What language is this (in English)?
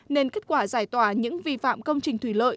Vietnamese